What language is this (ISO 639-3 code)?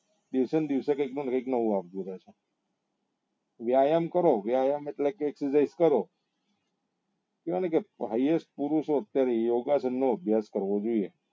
guj